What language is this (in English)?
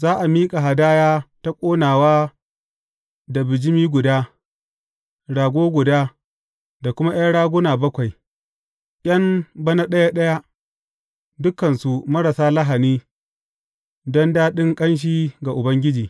Hausa